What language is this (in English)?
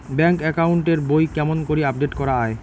Bangla